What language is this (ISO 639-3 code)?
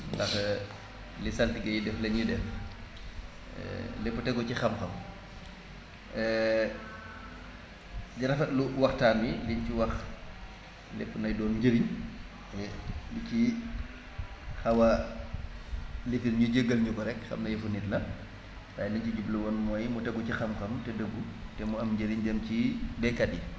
wol